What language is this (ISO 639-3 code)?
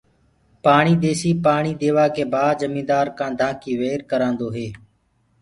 ggg